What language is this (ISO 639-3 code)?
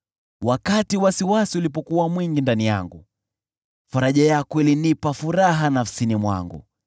swa